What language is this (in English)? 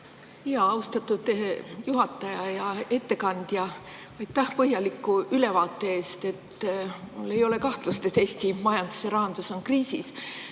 Estonian